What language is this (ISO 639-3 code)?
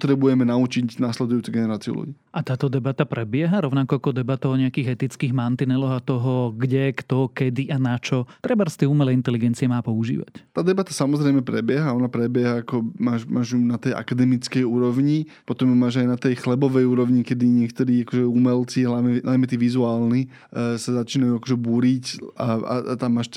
slk